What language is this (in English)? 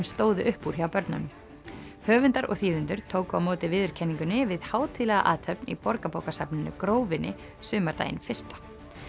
Icelandic